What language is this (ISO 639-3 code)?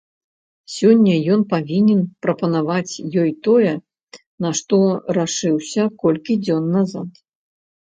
bel